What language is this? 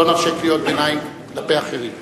Hebrew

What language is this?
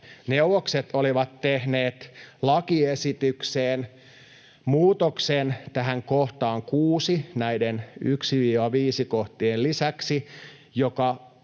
Finnish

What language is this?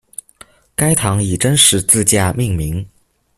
Chinese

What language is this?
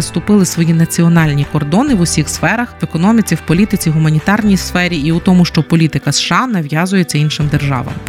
Ukrainian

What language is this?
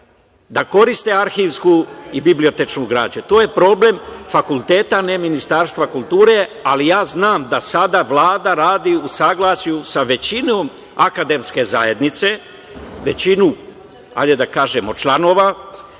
Serbian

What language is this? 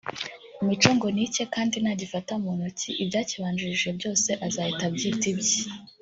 Kinyarwanda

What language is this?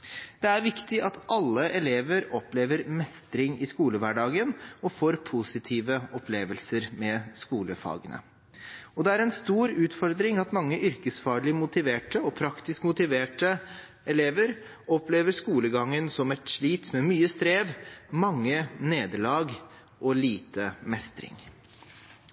Norwegian Bokmål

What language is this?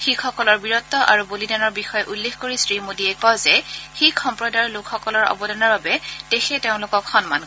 Assamese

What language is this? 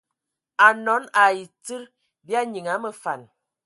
Ewondo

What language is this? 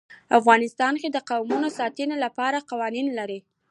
Pashto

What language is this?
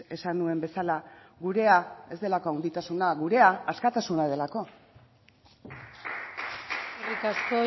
Basque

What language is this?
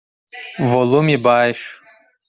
Portuguese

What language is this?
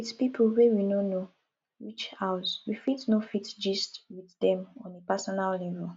Nigerian Pidgin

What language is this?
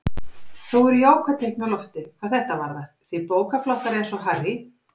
Icelandic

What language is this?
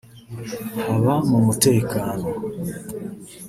Kinyarwanda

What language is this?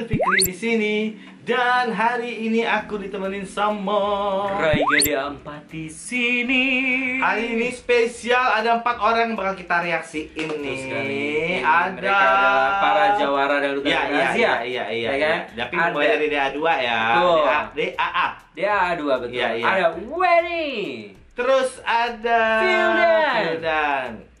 Indonesian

